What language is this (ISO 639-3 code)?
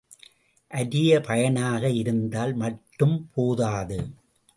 tam